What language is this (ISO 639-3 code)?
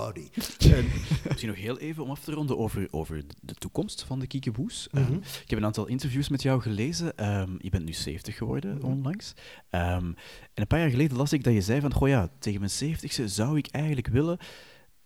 nld